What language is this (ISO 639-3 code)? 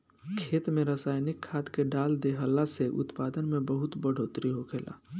bho